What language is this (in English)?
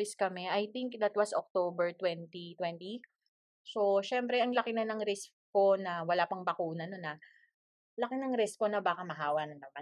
Filipino